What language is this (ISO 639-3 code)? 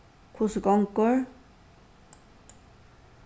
fao